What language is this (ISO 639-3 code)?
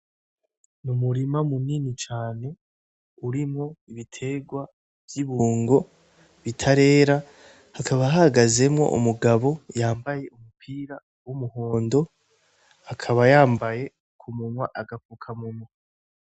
run